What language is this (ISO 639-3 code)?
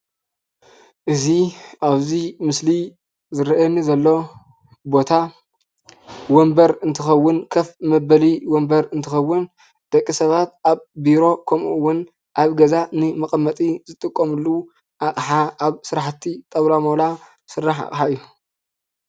tir